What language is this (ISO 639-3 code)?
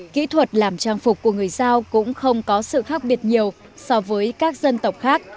vie